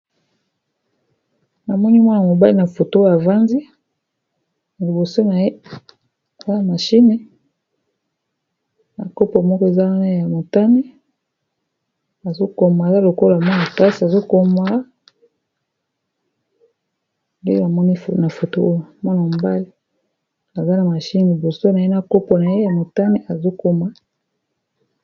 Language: Lingala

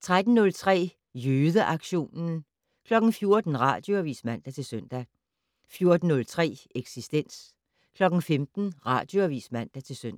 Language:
Danish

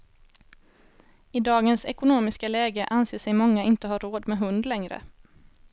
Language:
Swedish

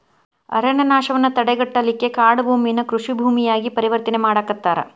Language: Kannada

